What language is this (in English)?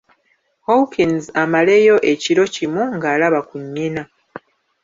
Ganda